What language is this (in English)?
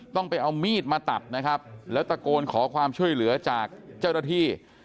Thai